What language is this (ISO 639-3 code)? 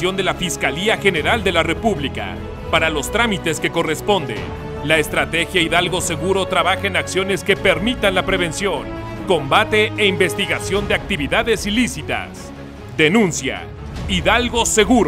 spa